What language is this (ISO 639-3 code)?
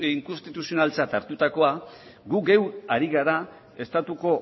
eus